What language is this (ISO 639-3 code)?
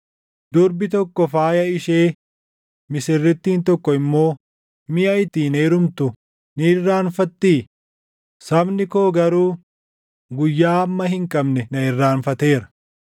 orm